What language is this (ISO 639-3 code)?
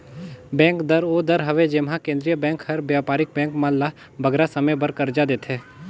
hne